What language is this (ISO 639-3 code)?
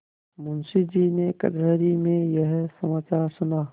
hin